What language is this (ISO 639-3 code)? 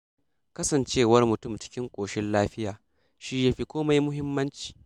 hau